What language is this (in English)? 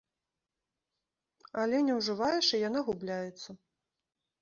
Belarusian